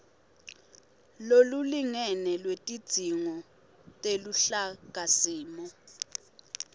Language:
Swati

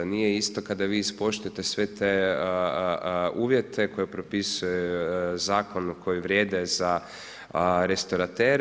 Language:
Croatian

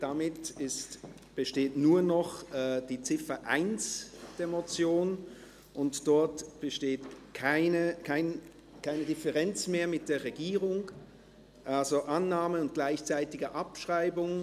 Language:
Swiss German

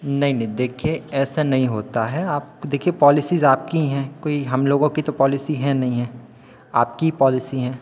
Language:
Hindi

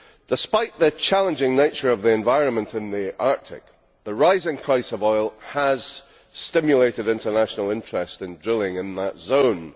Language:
English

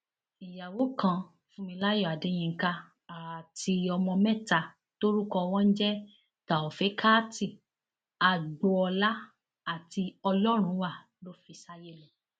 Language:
Yoruba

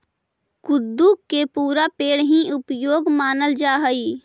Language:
Magahi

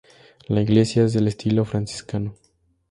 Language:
Spanish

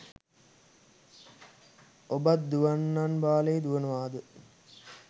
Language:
Sinhala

